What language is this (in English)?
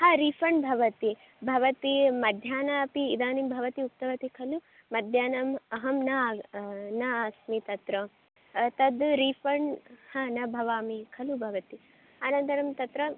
Sanskrit